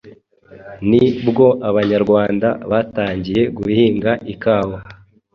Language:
Kinyarwanda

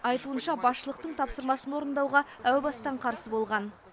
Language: Kazakh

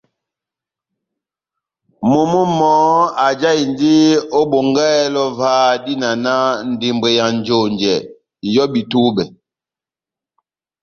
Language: Batanga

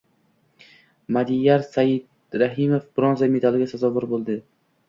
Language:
Uzbek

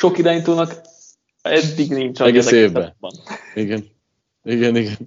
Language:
Hungarian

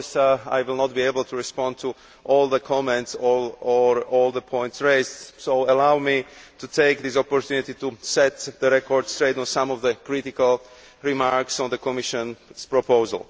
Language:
English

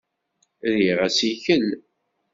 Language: Kabyle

